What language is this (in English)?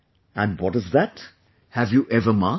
English